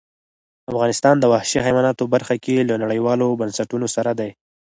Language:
Pashto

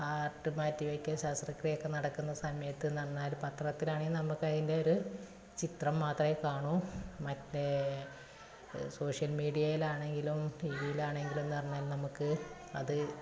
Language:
Malayalam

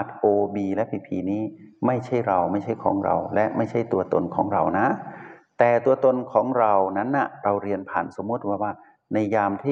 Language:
Thai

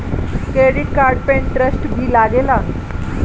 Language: Bhojpuri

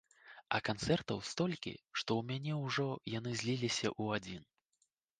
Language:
Belarusian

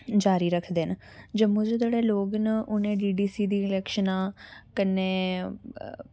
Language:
Dogri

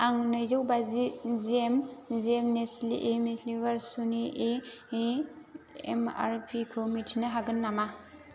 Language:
Bodo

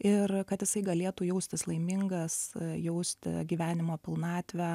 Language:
Lithuanian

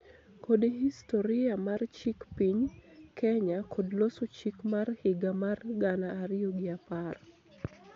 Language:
Luo (Kenya and Tanzania)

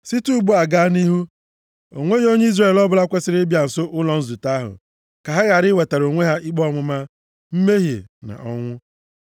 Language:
Igbo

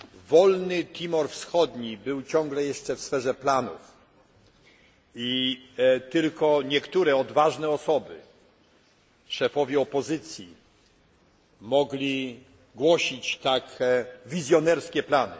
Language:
Polish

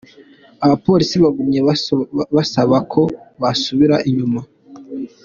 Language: Kinyarwanda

